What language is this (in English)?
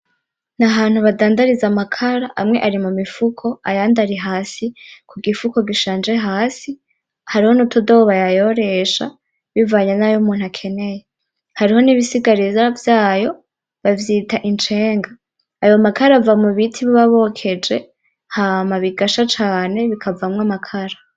Rundi